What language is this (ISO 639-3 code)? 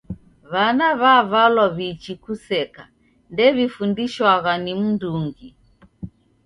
dav